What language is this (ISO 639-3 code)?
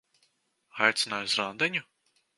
lav